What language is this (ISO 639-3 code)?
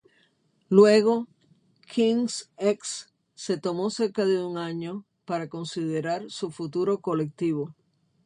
spa